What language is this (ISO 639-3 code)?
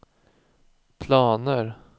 swe